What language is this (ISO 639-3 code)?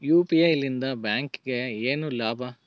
kan